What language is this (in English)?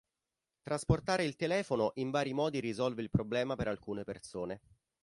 Italian